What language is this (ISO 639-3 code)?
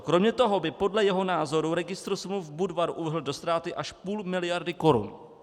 ces